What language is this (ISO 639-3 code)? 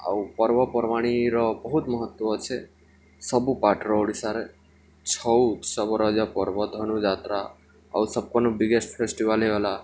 ori